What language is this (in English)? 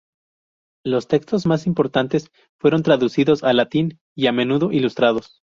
Spanish